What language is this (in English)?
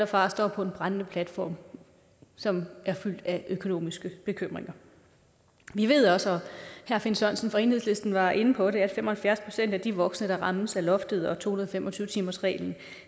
Danish